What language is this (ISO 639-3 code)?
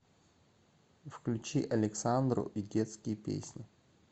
rus